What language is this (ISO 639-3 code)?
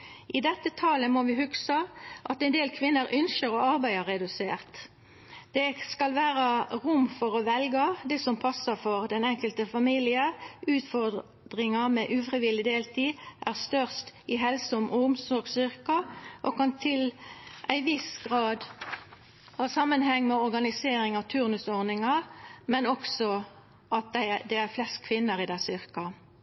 nno